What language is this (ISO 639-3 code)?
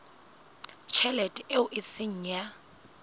sot